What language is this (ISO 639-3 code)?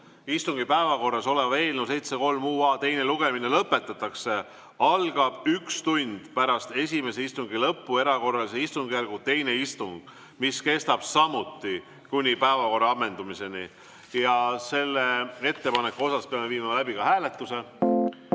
est